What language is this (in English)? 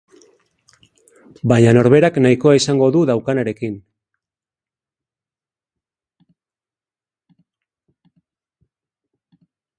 Basque